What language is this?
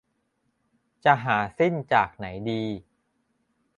Thai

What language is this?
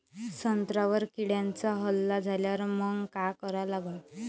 Marathi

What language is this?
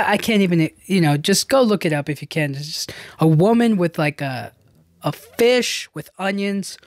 English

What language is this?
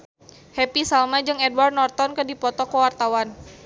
Sundanese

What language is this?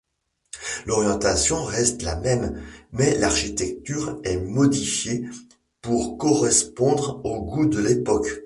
French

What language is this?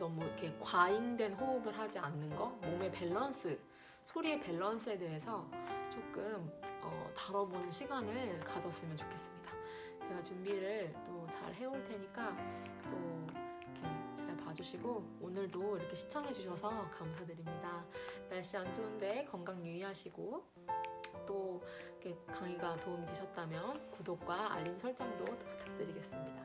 Korean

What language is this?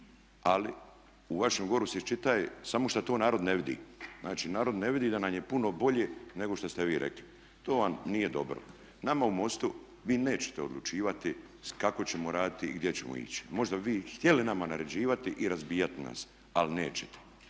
Croatian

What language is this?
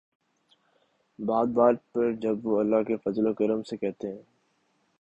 Urdu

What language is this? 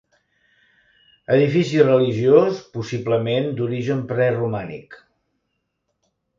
Catalan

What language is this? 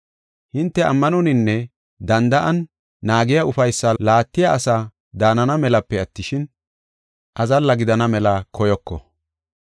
Gofa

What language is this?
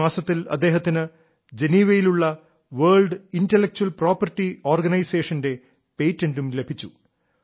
Malayalam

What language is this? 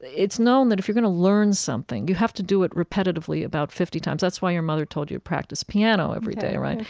English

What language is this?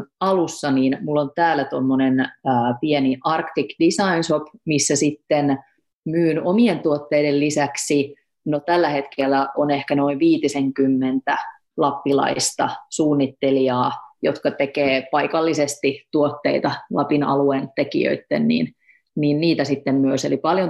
Finnish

